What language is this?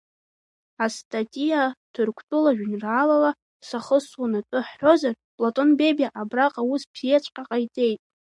Abkhazian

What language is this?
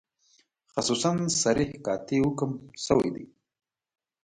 Pashto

